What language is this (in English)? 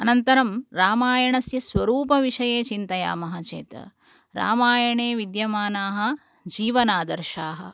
Sanskrit